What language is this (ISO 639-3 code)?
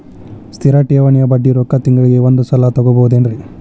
kan